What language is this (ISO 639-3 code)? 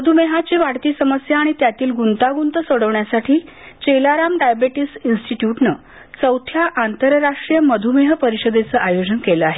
mar